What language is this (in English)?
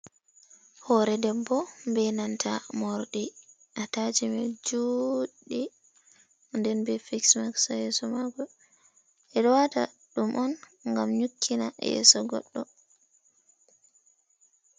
Fula